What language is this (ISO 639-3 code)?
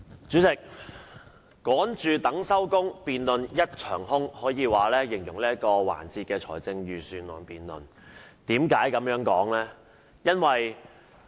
yue